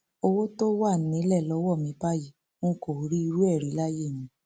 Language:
Yoruba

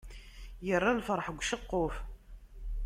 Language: Kabyle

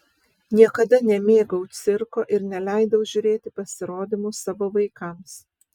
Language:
Lithuanian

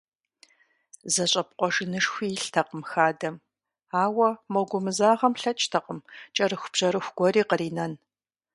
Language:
Kabardian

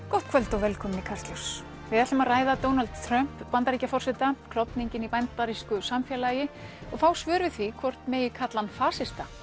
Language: Icelandic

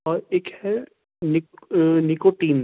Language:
Urdu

